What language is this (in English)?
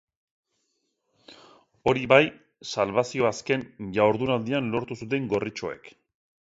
Basque